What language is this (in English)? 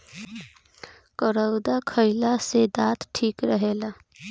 Bhojpuri